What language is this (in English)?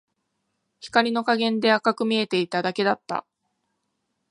Japanese